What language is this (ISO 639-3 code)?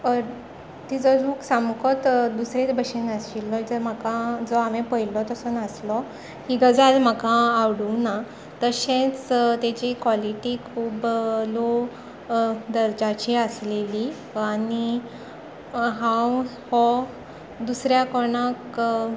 kok